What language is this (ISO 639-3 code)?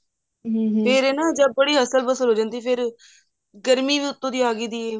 pan